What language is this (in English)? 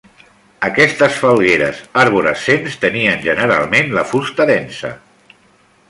Catalan